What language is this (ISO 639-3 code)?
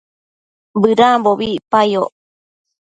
mcf